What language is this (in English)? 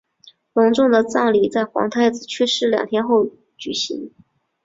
Chinese